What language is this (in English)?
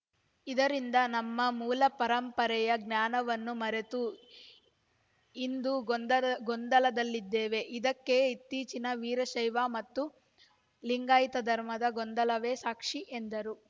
Kannada